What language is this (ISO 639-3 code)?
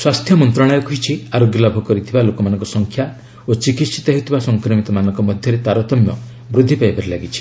ori